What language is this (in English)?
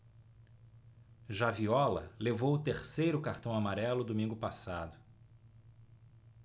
Portuguese